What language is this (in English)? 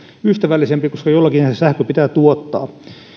Finnish